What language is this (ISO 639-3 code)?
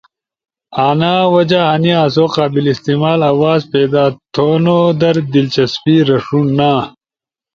ush